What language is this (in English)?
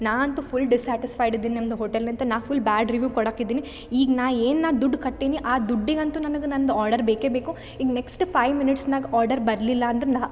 Kannada